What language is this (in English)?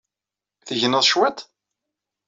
Kabyle